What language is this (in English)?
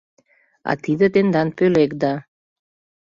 Mari